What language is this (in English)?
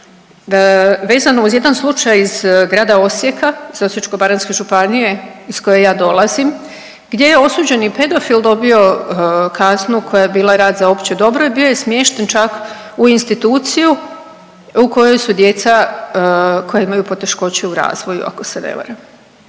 Croatian